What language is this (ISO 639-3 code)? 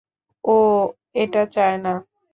ben